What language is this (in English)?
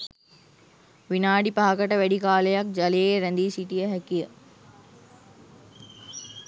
Sinhala